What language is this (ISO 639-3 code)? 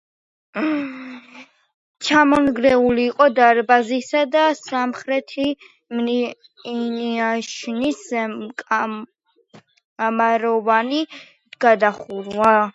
kat